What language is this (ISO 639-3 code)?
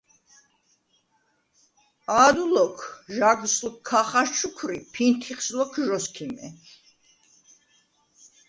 sva